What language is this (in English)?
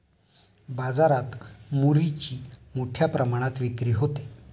Marathi